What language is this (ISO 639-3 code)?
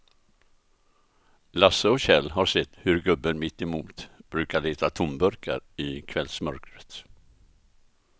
swe